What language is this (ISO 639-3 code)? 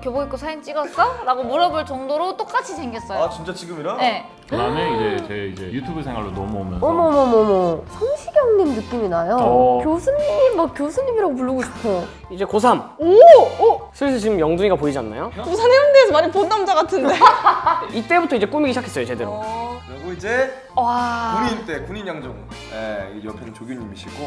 kor